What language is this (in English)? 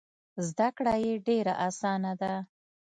Pashto